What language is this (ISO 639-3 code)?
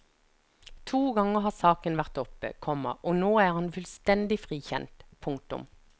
nor